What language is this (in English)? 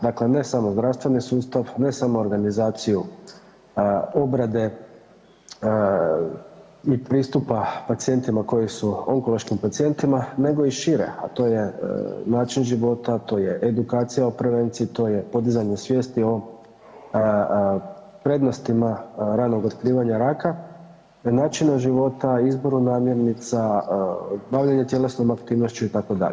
Croatian